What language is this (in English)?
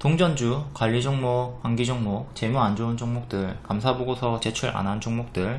Korean